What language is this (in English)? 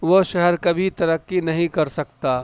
Urdu